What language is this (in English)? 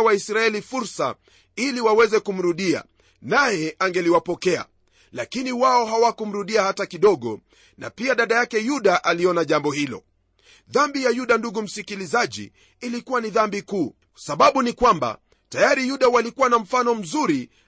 Swahili